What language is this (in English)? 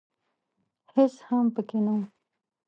Pashto